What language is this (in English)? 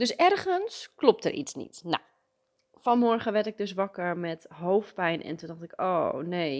Dutch